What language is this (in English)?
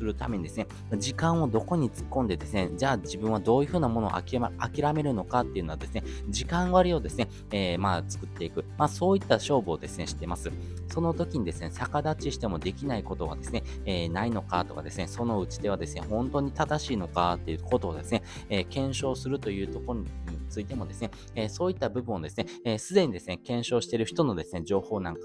Japanese